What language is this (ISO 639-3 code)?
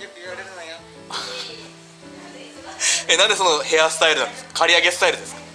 jpn